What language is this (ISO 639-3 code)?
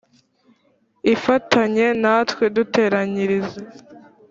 kin